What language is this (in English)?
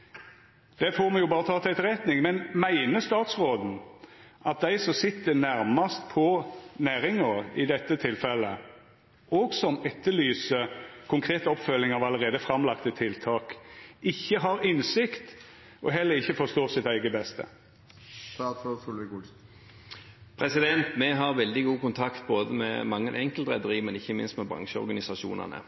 Norwegian